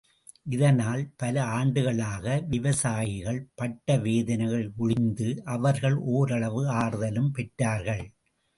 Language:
Tamil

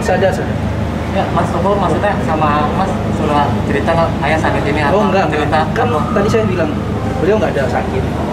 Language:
Indonesian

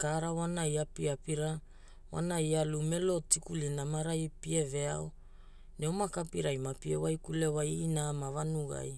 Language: Hula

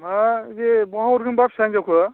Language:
Bodo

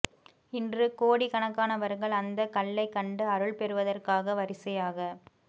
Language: Tamil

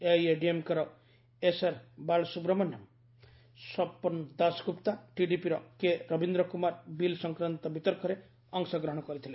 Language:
Odia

